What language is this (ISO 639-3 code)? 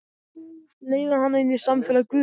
isl